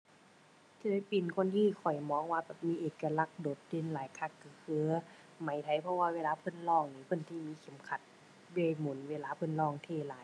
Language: Thai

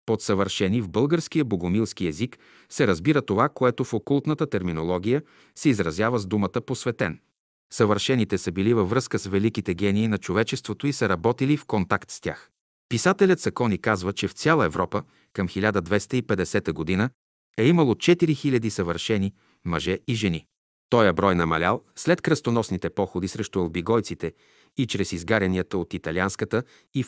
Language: Bulgarian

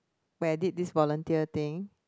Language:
English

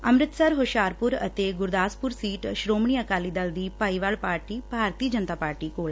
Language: Punjabi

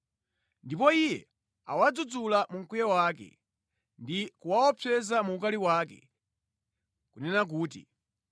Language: Nyanja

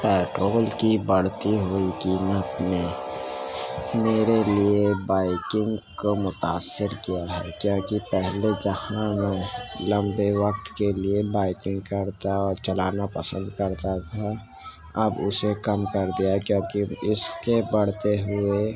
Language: Urdu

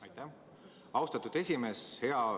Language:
Estonian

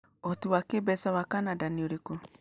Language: Kikuyu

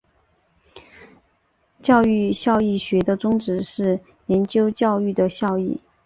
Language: Chinese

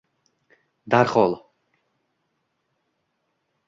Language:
Uzbek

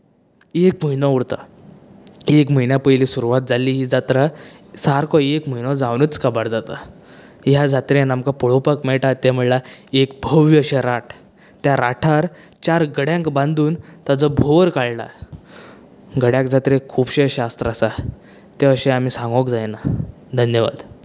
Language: Konkani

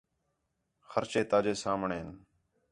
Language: Khetrani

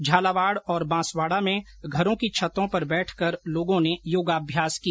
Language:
Hindi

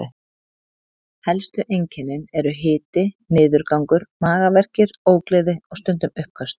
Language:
Icelandic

